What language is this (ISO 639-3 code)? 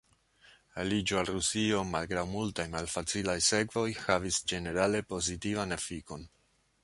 epo